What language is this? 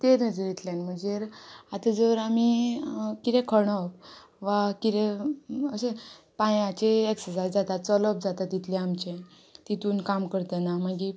Konkani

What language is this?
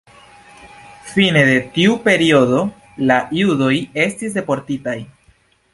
Esperanto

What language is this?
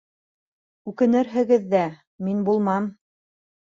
Bashkir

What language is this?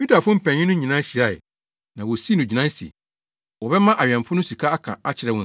Akan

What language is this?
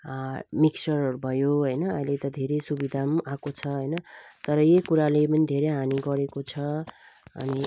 Nepali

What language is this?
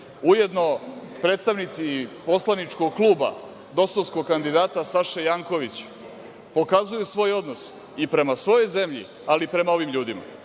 Serbian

